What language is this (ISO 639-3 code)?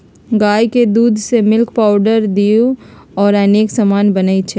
mag